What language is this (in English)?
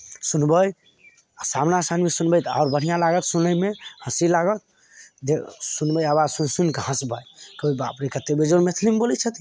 Maithili